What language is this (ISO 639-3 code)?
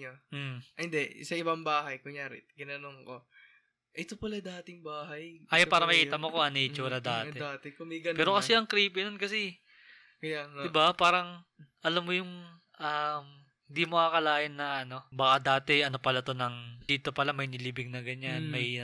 fil